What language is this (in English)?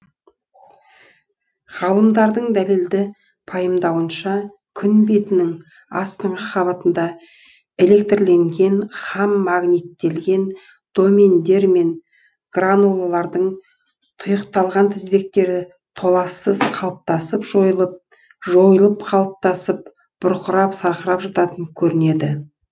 Kazakh